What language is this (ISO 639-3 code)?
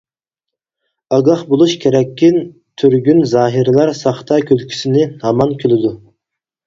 uig